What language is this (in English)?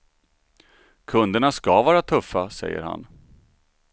Swedish